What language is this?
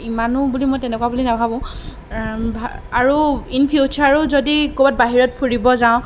Assamese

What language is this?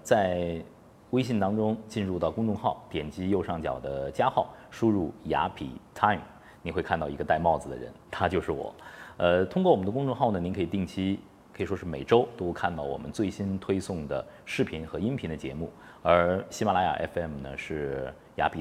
Chinese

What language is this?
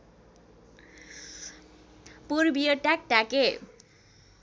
Nepali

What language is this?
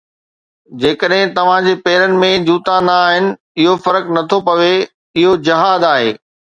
Sindhi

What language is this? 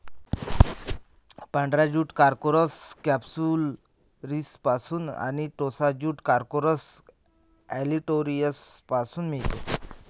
Marathi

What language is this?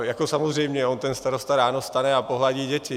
Czech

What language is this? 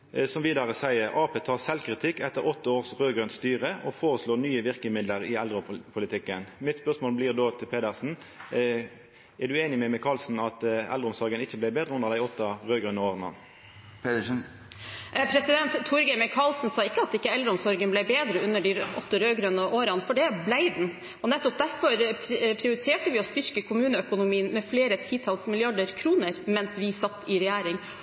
Norwegian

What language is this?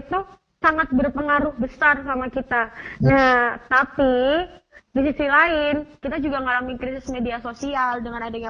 Indonesian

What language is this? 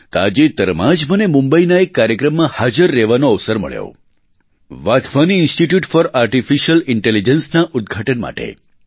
Gujarati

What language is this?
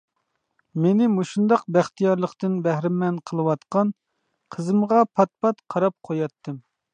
Uyghur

